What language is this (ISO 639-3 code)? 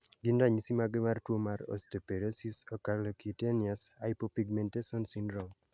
luo